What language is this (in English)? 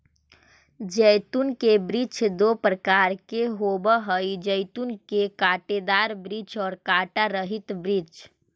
Magahi